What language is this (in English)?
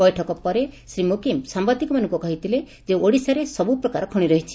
Odia